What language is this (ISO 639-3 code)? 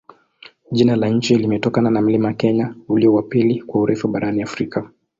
swa